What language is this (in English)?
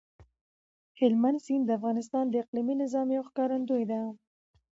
Pashto